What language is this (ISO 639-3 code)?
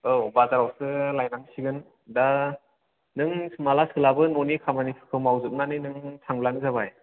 brx